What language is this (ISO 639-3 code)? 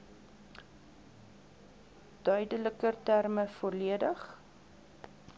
afr